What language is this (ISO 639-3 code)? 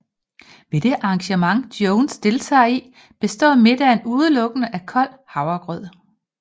dan